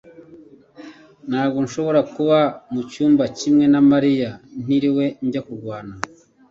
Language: Kinyarwanda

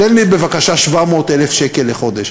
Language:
Hebrew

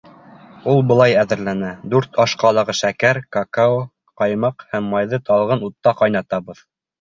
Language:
Bashkir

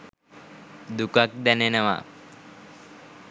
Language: Sinhala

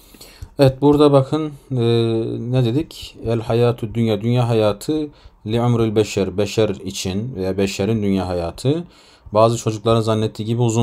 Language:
Turkish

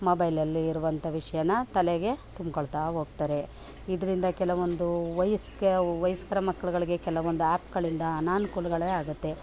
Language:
Kannada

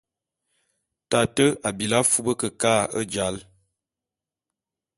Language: Bulu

